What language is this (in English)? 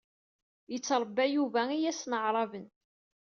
Kabyle